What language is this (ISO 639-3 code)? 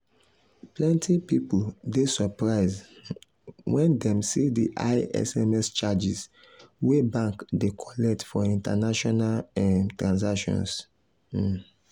pcm